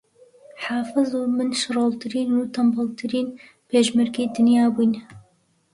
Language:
Central Kurdish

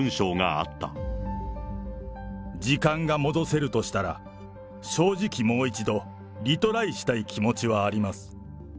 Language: Japanese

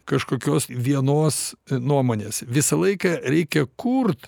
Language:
Lithuanian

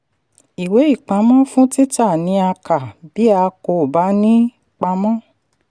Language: Yoruba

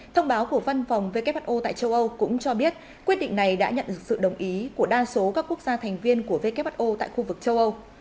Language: Vietnamese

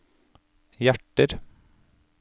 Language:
Norwegian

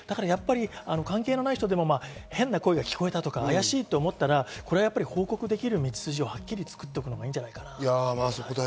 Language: Japanese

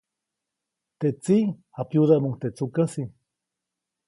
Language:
Copainalá Zoque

